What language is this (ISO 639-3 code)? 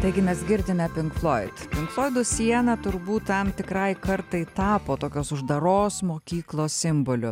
lit